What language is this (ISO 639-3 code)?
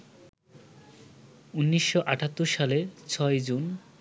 ben